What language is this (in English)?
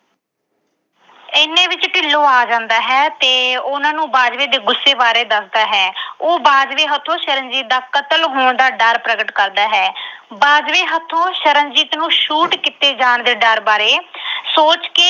Punjabi